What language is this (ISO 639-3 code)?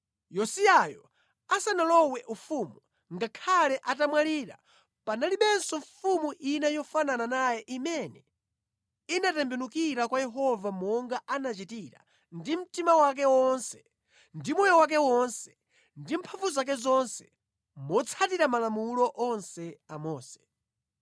nya